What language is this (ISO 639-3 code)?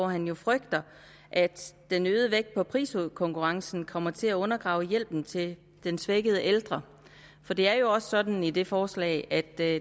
dan